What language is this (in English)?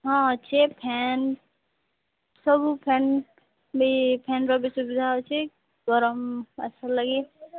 Odia